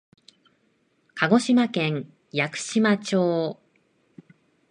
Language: Japanese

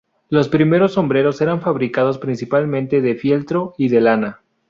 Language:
Spanish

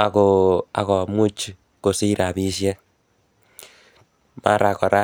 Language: Kalenjin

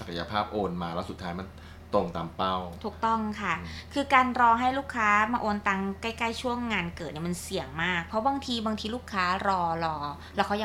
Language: Thai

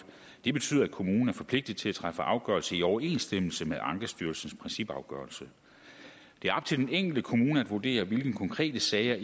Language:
Danish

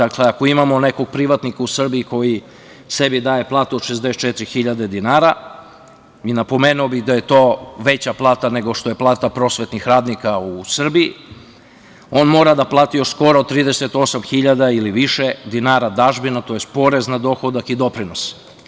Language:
Serbian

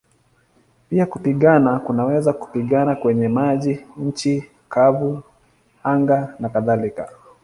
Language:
Swahili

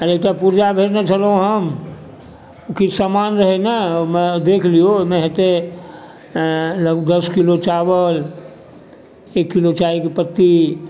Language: Maithili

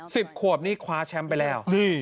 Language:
Thai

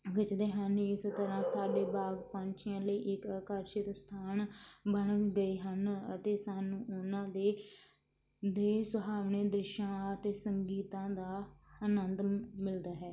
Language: Punjabi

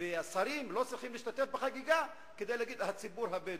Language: Hebrew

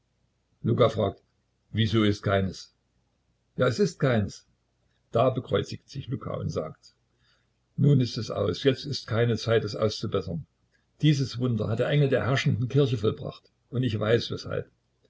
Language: German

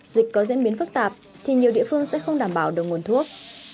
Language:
Vietnamese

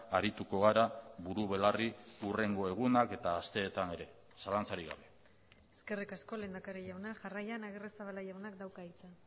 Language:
Basque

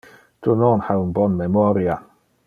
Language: Interlingua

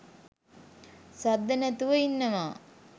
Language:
Sinhala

